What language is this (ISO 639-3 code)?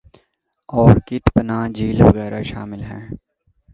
urd